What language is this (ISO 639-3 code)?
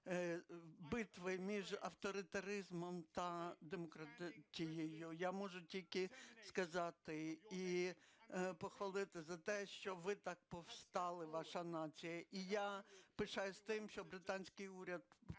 ukr